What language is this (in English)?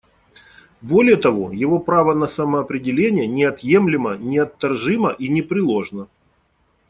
Russian